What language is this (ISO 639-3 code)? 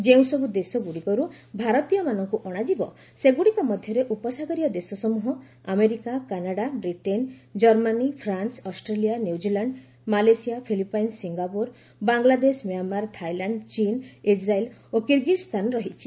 ori